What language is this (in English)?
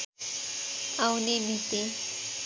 Nepali